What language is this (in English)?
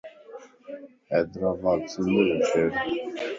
Lasi